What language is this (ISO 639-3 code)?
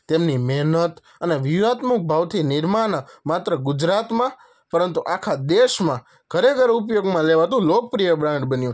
guj